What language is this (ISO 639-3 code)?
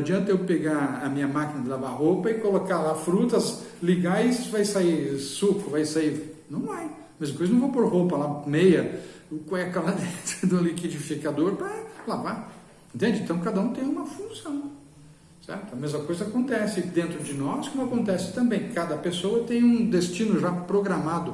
por